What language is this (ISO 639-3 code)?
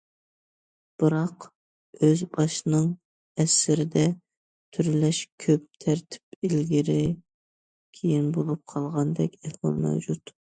uig